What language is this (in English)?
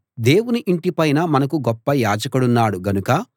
Telugu